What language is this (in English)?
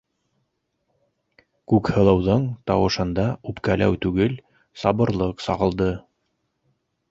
Bashkir